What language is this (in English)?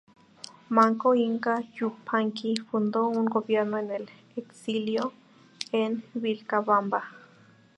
Spanish